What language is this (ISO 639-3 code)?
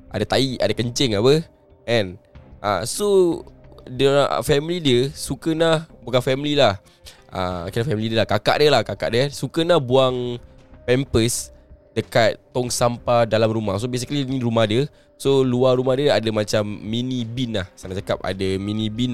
msa